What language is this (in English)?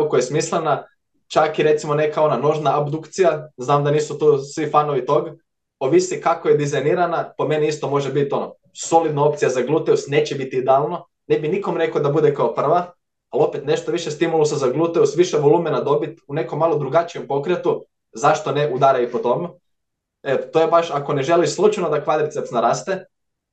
Croatian